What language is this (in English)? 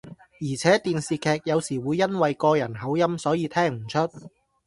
Cantonese